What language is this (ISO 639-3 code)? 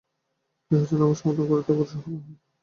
ben